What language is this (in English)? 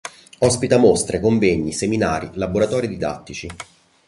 Italian